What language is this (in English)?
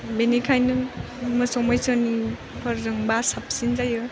Bodo